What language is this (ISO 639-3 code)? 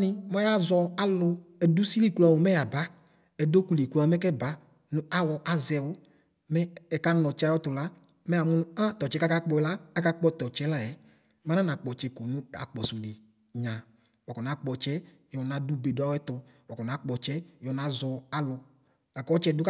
kpo